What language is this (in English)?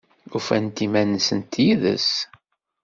Kabyle